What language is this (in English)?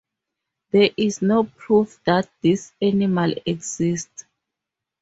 English